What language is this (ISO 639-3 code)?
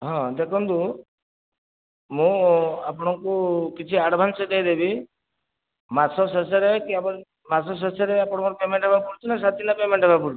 ori